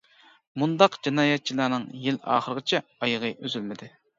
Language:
Uyghur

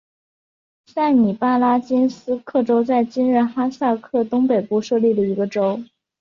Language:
Chinese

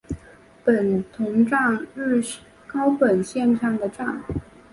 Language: Chinese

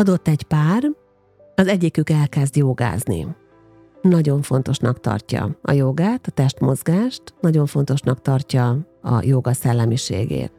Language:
Hungarian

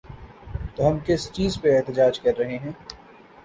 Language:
Urdu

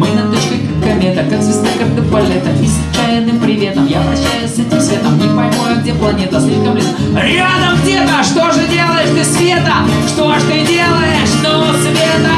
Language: Russian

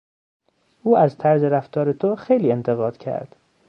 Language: Persian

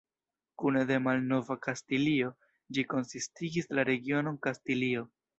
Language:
Esperanto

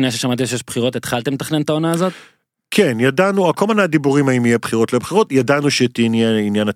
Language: Hebrew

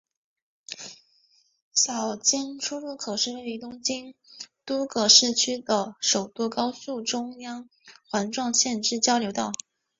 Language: Chinese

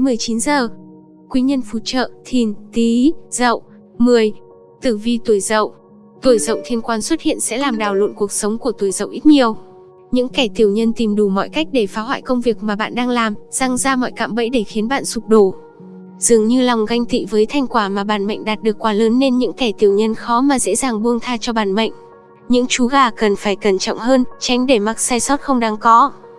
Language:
Vietnamese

